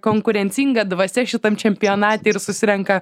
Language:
Lithuanian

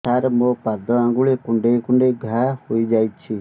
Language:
Odia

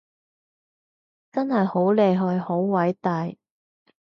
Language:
Cantonese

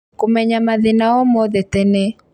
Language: Kikuyu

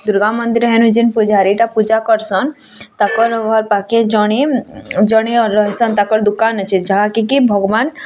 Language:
Odia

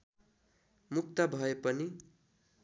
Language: Nepali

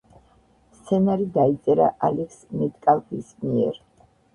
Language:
Georgian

